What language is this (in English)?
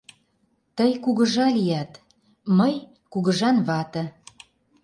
Mari